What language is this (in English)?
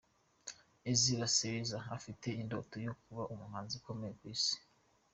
Kinyarwanda